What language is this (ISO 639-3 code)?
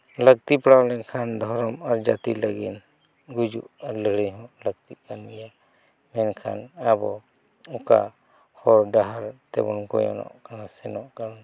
sat